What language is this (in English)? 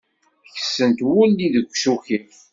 Kabyle